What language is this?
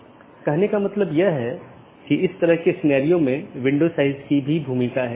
Hindi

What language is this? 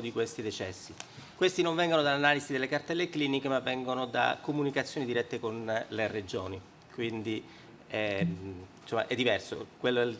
Italian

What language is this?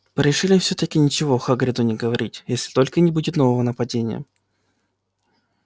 Russian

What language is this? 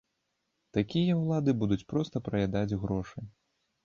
Belarusian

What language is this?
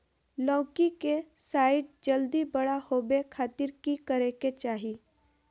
Magahi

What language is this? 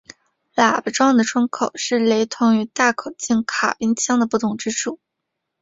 Chinese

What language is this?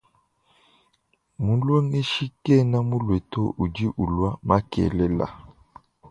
Luba-Lulua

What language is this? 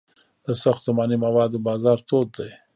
Pashto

